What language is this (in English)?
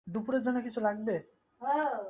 Bangla